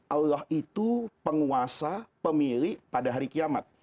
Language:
Indonesian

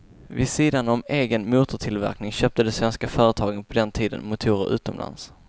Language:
Swedish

